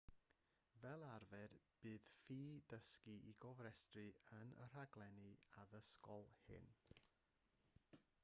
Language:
Welsh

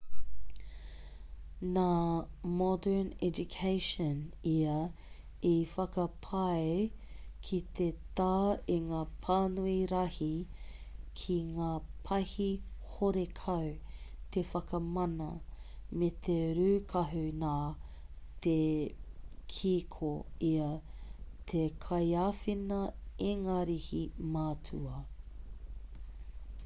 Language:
Māori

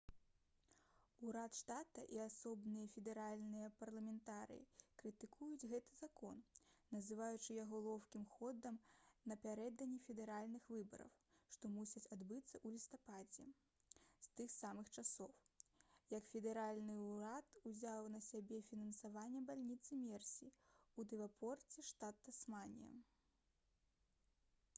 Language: Belarusian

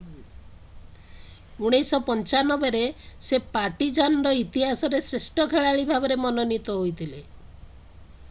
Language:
Odia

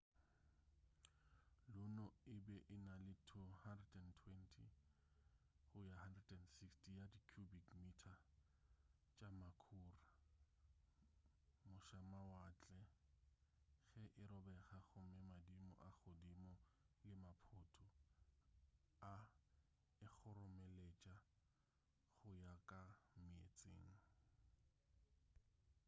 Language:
Northern Sotho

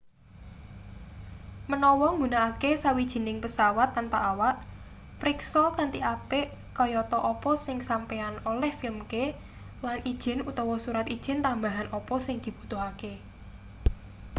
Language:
Javanese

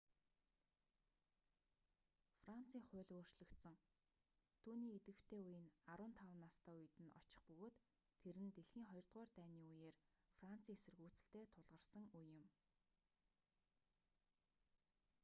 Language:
Mongolian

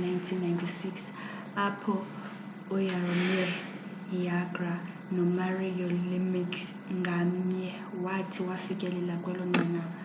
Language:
Xhosa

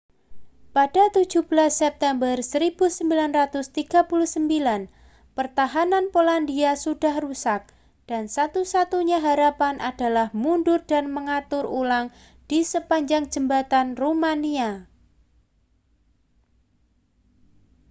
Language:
Indonesian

